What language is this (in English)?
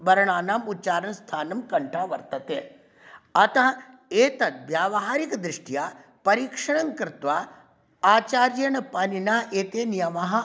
Sanskrit